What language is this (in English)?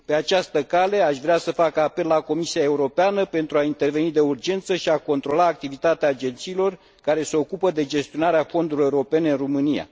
Romanian